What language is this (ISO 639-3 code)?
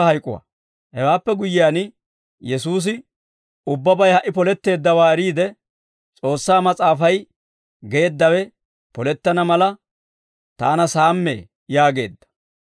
dwr